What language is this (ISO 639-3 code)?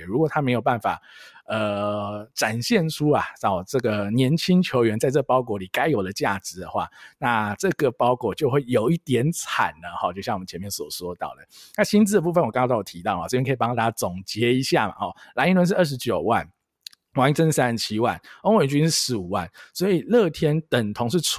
zho